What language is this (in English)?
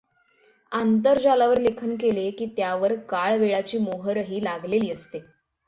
Marathi